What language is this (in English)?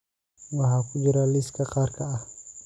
Somali